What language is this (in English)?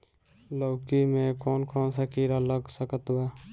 Bhojpuri